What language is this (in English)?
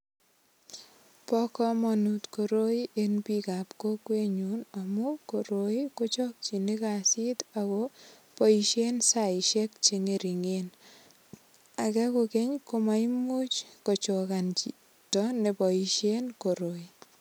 Kalenjin